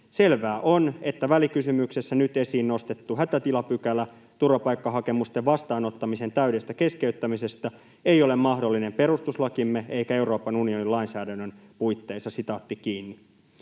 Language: Finnish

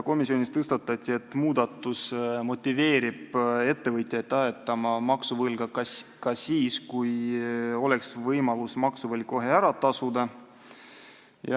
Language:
Estonian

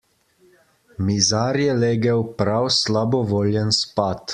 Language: Slovenian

